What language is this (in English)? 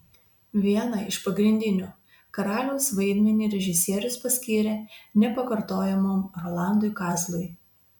Lithuanian